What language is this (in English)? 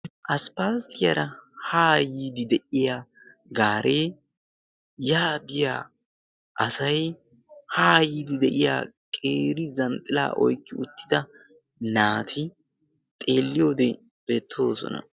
Wolaytta